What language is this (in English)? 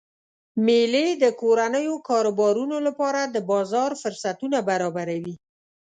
Pashto